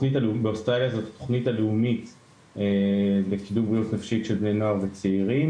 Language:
Hebrew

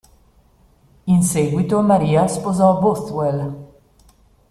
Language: Italian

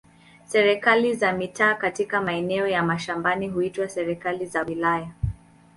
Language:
Swahili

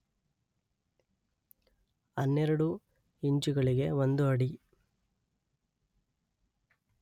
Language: Kannada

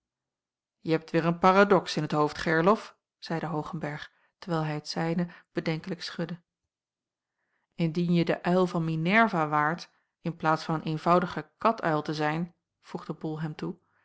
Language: Dutch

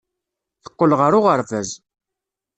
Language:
Kabyle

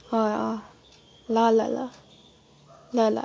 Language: Nepali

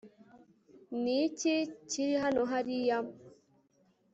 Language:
Kinyarwanda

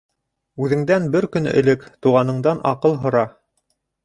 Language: Bashkir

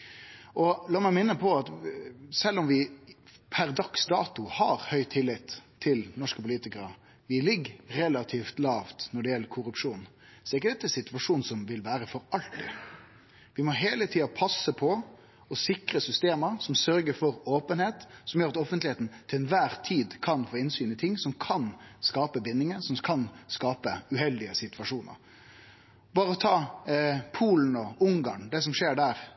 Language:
Norwegian Nynorsk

